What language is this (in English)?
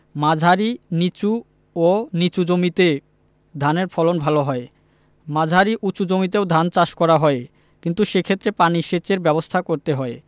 Bangla